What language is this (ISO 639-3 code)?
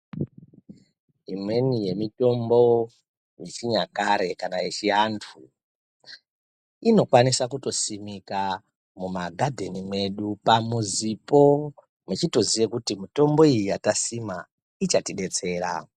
ndc